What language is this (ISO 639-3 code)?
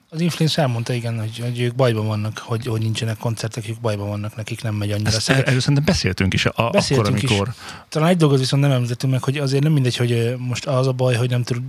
hun